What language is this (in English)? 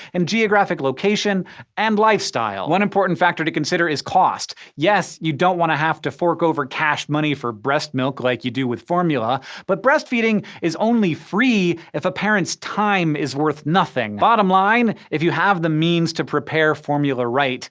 English